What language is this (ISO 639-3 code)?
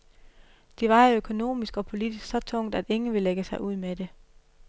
dan